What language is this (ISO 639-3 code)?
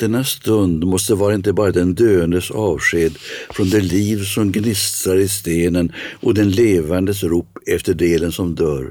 swe